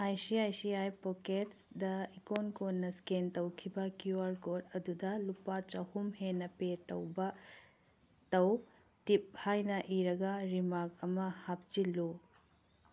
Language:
Manipuri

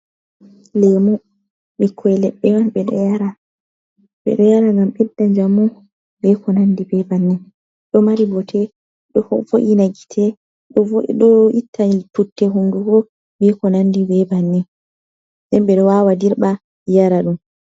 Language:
Fula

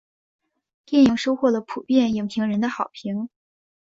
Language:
Chinese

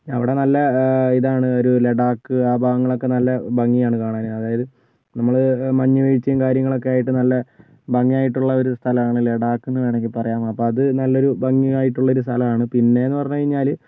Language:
Malayalam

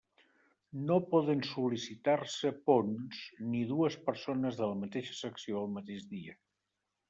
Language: Catalan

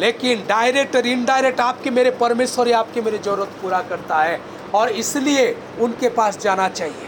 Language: Hindi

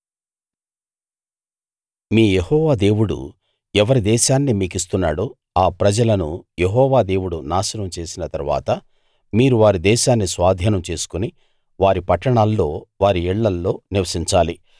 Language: Telugu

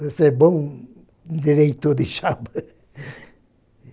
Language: Portuguese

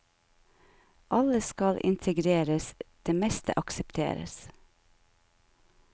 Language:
Norwegian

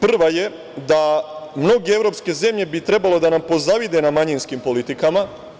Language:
Serbian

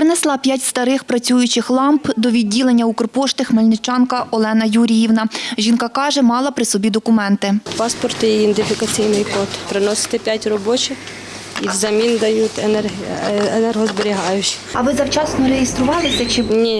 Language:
Ukrainian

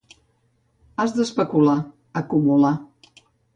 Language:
Catalan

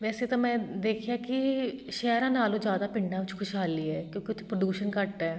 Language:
Punjabi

